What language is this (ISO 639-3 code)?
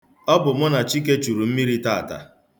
ibo